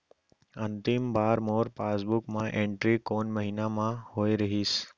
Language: Chhattisgarhi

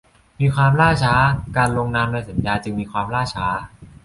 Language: Thai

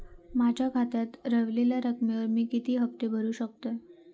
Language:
Marathi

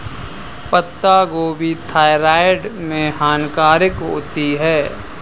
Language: Hindi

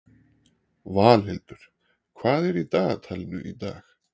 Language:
Icelandic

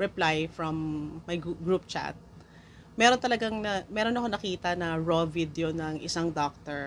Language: Filipino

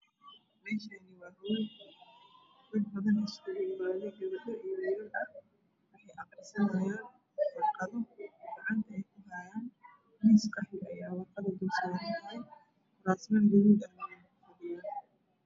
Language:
Somali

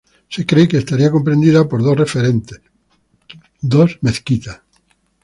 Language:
Spanish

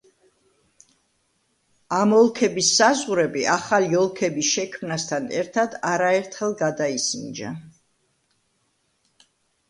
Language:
Georgian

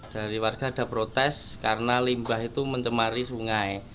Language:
Indonesian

